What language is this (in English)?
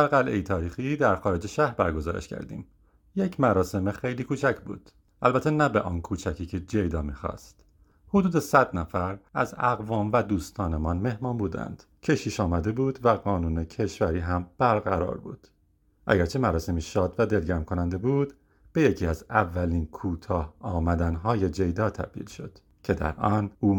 Persian